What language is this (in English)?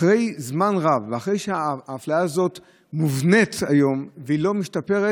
Hebrew